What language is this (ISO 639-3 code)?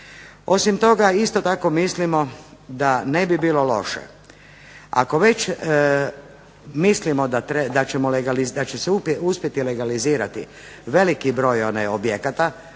hrv